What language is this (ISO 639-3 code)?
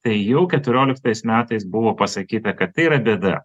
lit